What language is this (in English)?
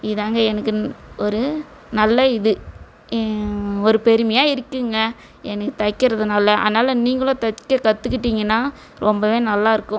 Tamil